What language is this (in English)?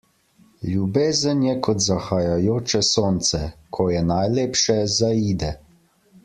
Slovenian